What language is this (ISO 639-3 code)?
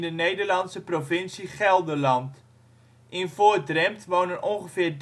nld